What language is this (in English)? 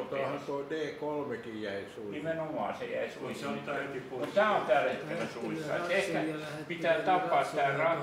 Finnish